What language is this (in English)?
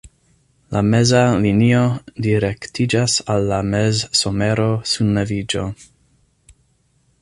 Esperanto